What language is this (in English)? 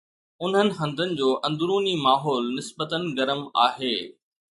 Sindhi